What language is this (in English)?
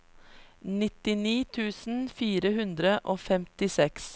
Norwegian